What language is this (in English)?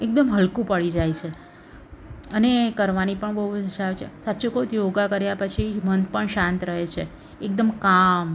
Gujarati